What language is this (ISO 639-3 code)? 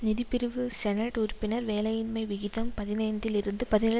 tam